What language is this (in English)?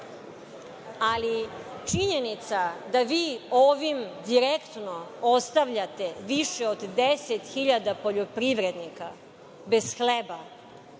Serbian